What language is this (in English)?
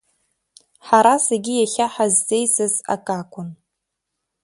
Abkhazian